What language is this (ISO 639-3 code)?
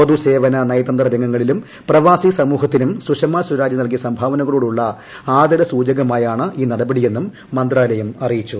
mal